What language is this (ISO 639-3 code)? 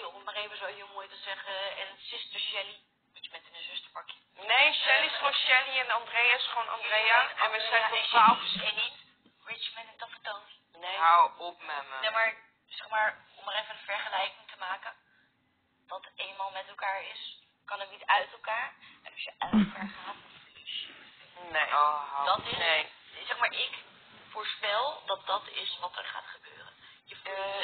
nld